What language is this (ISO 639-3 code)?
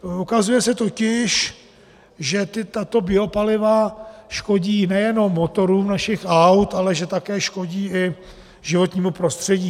ces